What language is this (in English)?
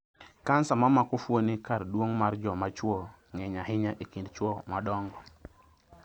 Luo (Kenya and Tanzania)